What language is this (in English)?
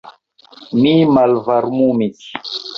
Esperanto